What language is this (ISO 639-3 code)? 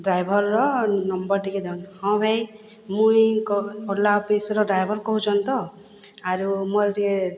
ori